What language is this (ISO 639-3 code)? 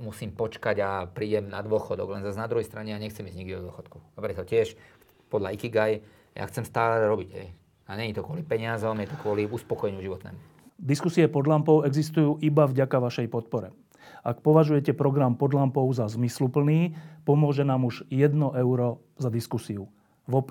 slk